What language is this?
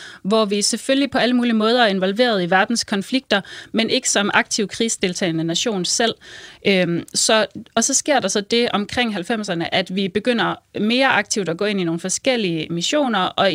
Danish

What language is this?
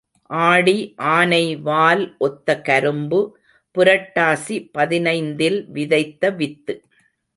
Tamil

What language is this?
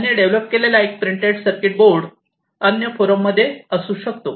Marathi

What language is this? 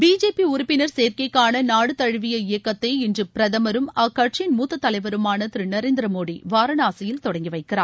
Tamil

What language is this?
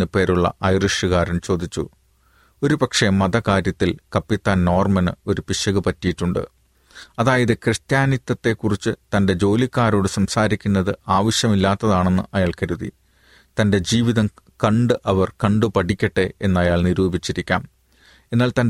Malayalam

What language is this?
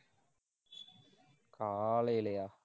Tamil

